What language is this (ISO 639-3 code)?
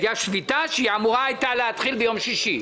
heb